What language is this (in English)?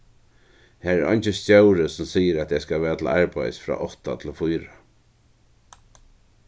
Faroese